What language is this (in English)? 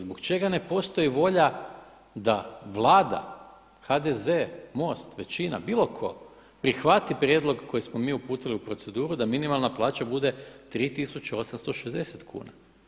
Croatian